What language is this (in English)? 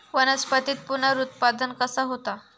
Marathi